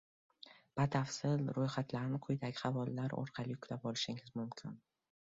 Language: Uzbek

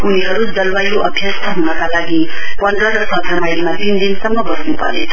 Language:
Nepali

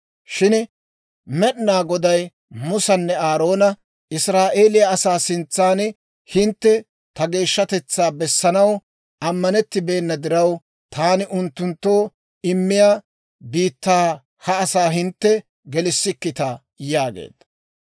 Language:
Dawro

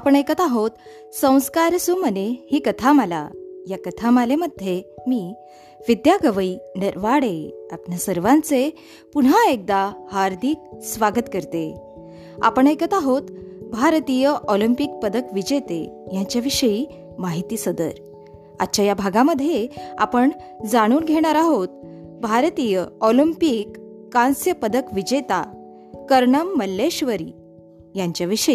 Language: Marathi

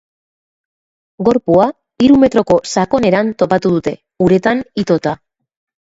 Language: Basque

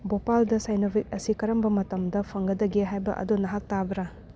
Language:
Manipuri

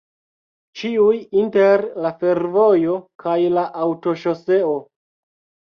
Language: Esperanto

